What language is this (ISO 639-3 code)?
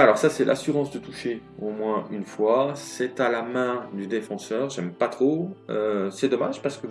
fra